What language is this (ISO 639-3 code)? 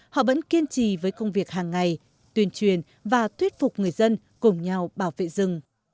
vie